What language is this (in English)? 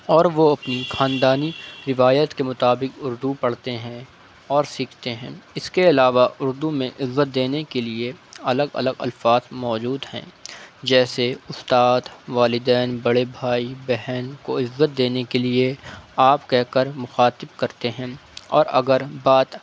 Urdu